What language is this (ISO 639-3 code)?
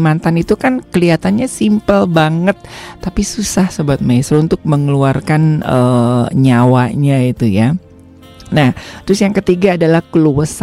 ind